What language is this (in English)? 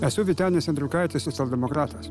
Lithuanian